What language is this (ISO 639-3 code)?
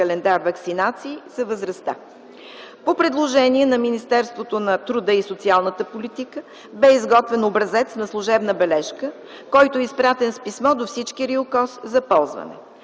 bul